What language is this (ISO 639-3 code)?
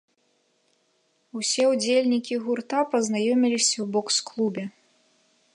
bel